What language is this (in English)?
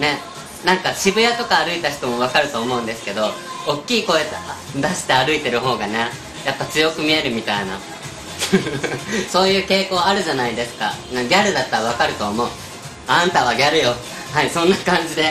Japanese